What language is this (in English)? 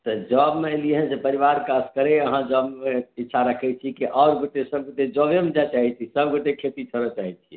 Maithili